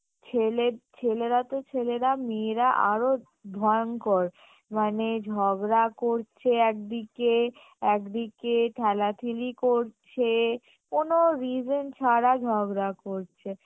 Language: Bangla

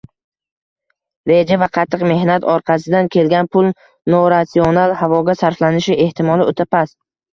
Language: Uzbek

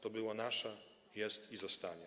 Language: Polish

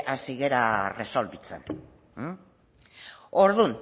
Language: Basque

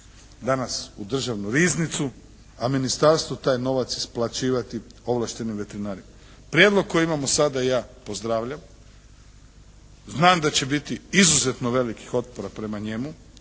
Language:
Croatian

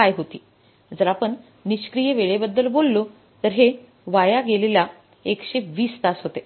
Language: Marathi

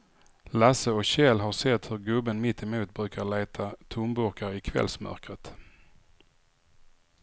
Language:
Swedish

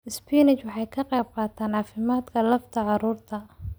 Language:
Somali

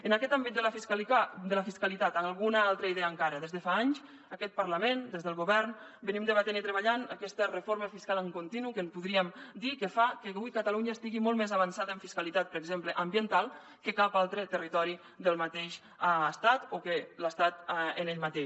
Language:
Catalan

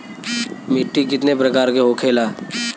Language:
Bhojpuri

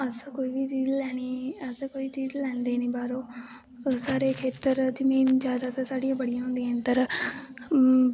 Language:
Dogri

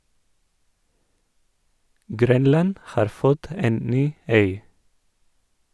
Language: Norwegian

